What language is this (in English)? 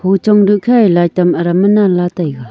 Wancho Naga